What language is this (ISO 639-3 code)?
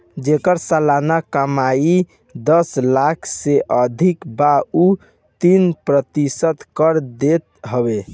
bho